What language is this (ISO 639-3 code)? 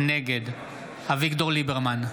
heb